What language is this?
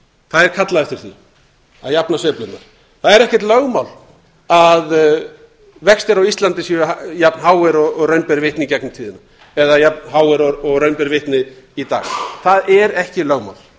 Icelandic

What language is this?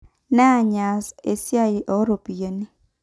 Masai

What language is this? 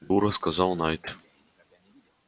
Russian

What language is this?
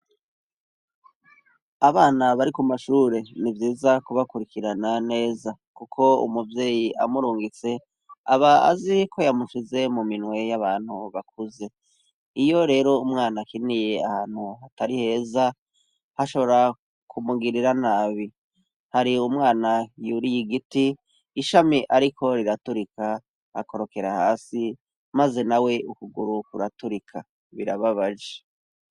Rundi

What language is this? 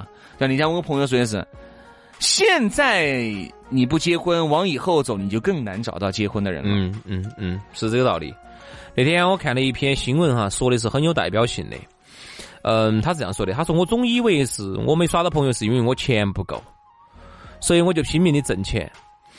Chinese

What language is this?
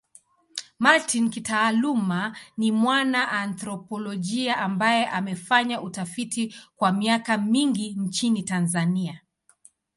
Swahili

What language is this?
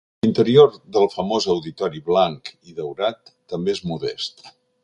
Catalan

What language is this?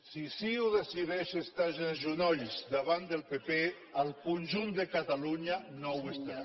Catalan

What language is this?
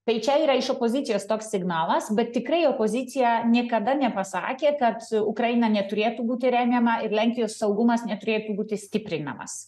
Lithuanian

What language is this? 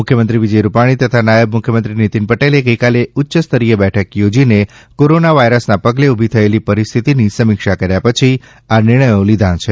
Gujarati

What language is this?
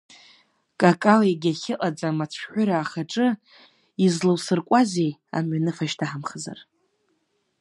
Abkhazian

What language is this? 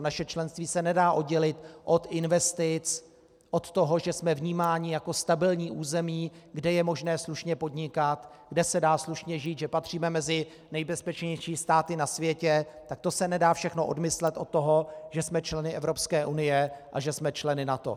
Czech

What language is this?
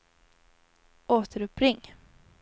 Swedish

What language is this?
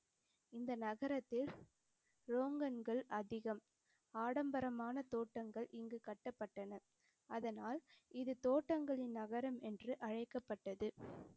Tamil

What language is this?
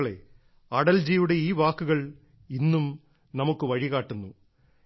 Malayalam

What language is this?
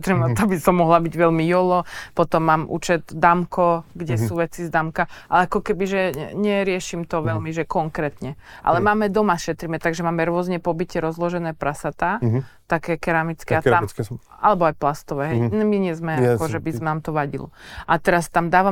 Slovak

